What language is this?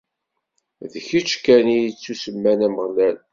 Kabyle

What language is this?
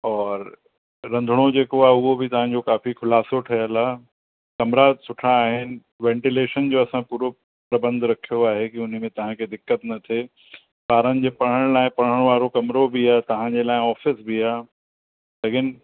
Sindhi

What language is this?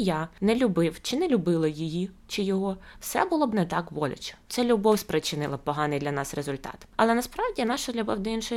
Ukrainian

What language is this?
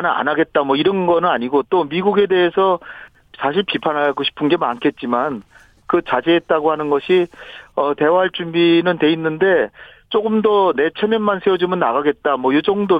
Korean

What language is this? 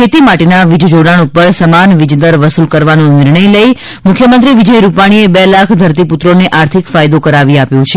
Gujarati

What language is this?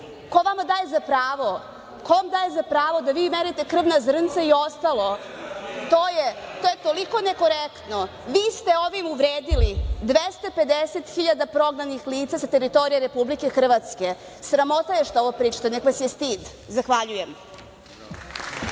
Serbian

